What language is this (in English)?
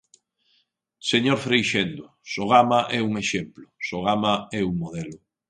Galician